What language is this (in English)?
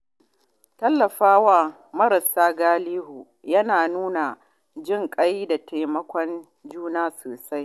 Hausa